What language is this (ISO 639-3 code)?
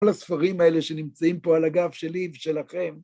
heb